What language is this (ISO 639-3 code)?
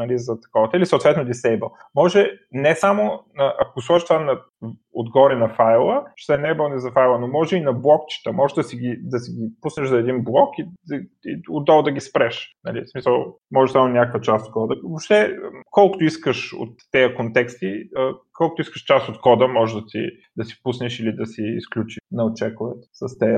bul